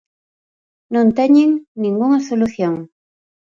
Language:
Galician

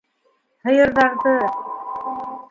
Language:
Bashkir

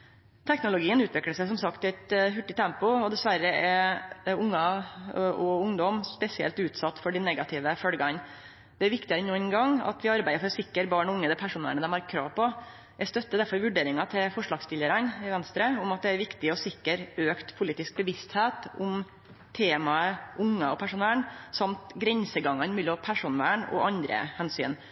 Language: Norwegian Nynorsk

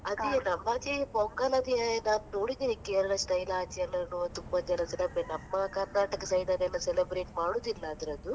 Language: Kannada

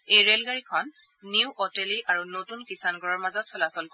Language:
Assamese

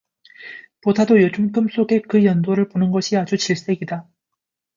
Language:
Korean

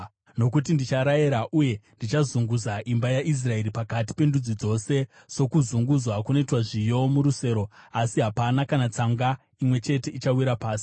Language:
Shona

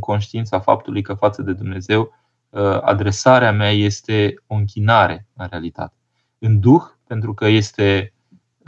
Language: Romanian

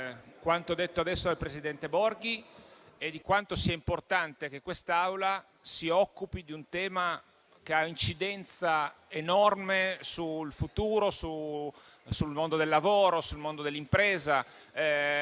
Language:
Italian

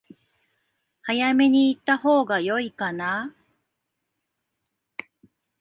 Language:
Japanese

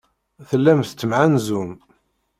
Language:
Kabyle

